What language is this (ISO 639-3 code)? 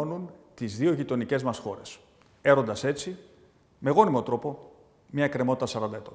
ell